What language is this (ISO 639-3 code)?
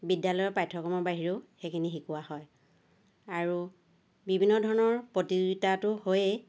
asm